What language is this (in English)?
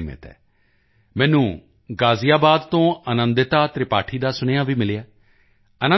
Punjabi